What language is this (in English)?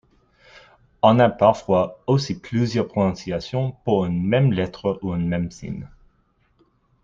French